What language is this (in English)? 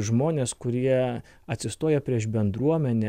Lithuanian